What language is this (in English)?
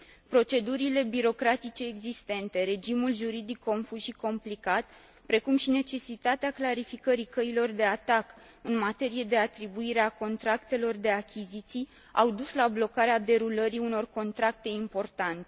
Romanian